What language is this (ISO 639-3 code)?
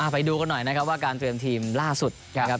tha